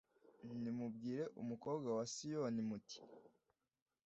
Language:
Kinyarwanda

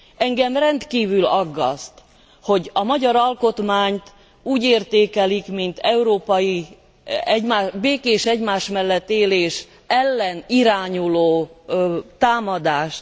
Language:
Hungarian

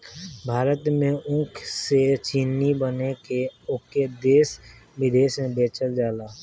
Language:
Bhojpuri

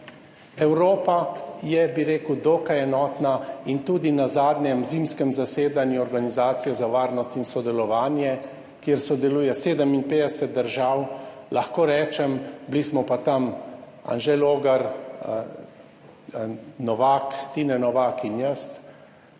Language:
Slovenian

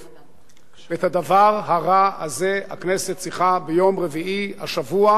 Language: Hebrew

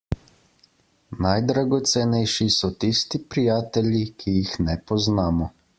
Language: Slovenian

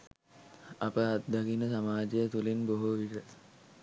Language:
Sinhala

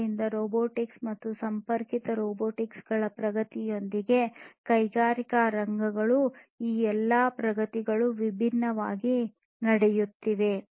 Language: Kannada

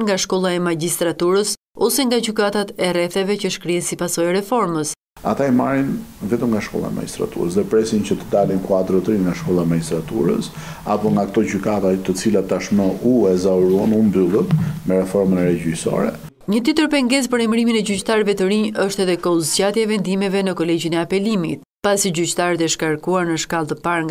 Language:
Romanian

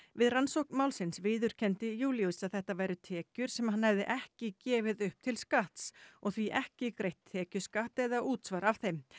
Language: Icelandic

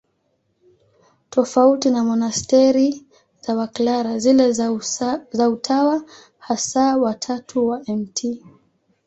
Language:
Swahili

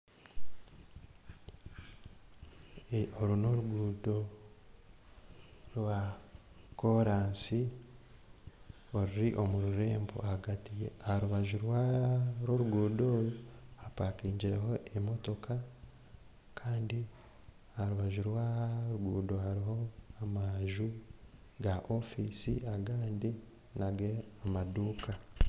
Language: Nyankole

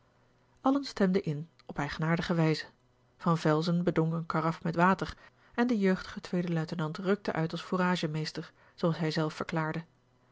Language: Dutch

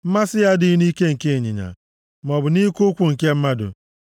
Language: Igbo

